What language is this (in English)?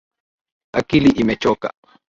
Swahili